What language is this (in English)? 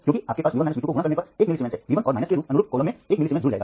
Hindi